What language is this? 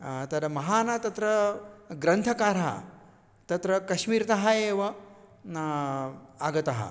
Sanskrit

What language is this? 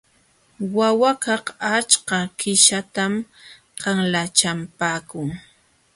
Jauja Wanca Quechua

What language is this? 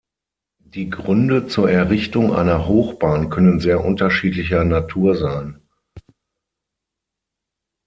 German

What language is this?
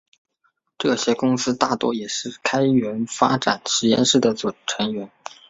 Chinese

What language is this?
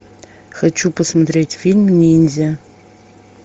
Russian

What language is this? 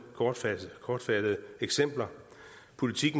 Danish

